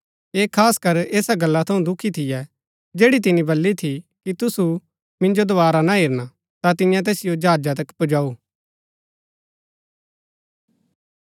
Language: Gaddi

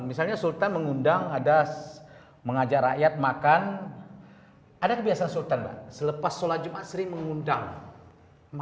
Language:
Indonesian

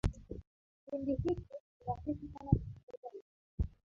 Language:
Swahili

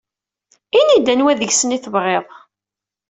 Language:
Kabyle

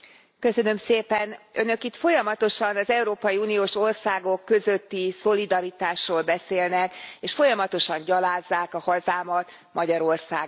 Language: Hungarian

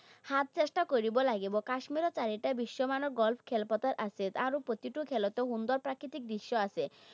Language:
Assamese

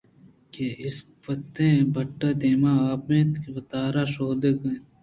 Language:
Eastern Balochi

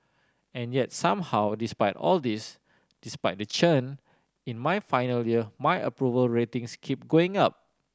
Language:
English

